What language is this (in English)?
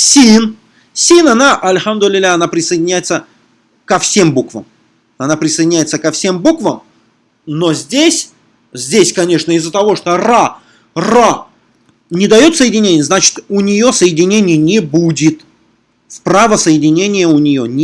Russian